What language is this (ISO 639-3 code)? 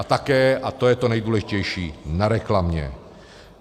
ces